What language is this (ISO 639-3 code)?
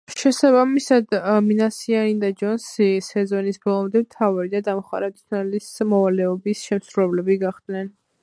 kat